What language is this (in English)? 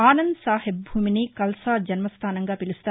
Telugu